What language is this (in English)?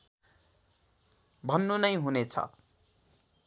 Nepali